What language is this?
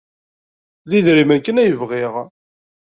Kabyle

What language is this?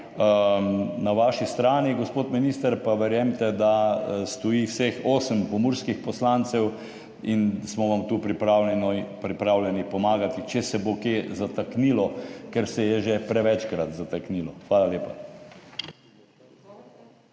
Slovenian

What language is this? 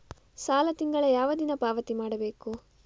Kannada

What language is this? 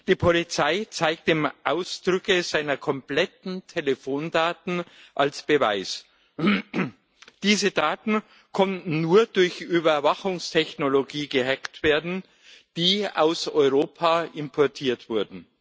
German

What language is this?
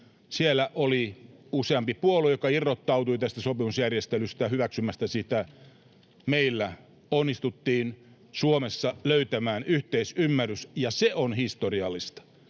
Finnish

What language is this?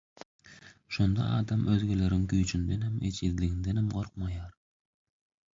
Turkmen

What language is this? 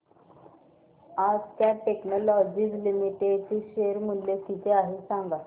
Marathi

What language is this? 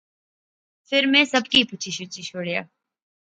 Pahari-Potwari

